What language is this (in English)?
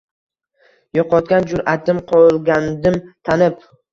Uzbek